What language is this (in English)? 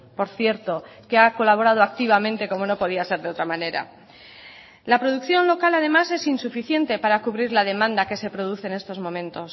Spanish